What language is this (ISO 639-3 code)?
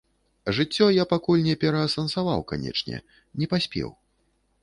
bel